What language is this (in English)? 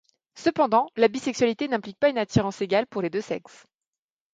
French